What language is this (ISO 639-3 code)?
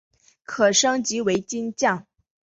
zho